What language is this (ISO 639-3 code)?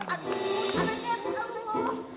ind